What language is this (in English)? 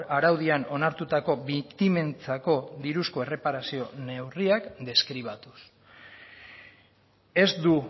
Basque